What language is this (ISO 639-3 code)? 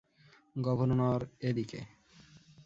ben